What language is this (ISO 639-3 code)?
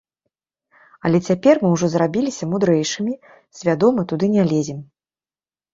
bel